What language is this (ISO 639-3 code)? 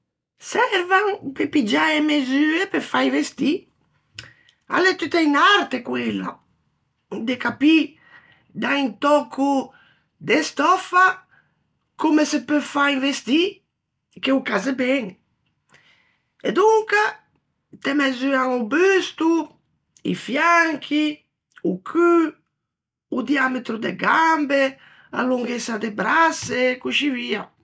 lij